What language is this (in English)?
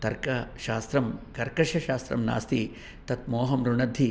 Sanskrit